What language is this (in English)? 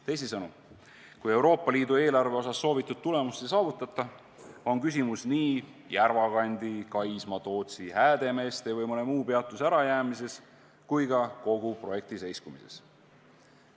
Estonian